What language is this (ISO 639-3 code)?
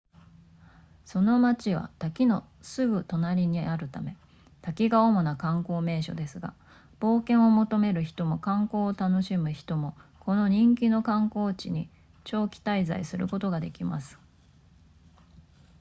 jpn